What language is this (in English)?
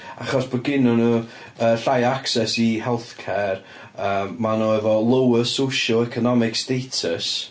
Welsh